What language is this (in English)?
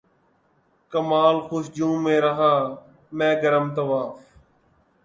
Urdu